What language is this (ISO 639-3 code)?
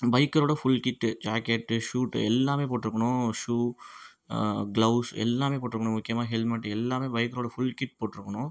tam